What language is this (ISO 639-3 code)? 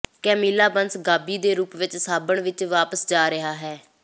pan